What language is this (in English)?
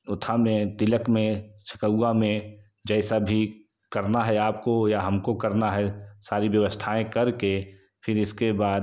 Hindi